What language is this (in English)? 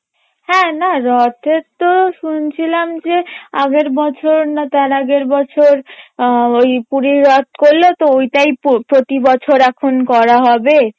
Bangla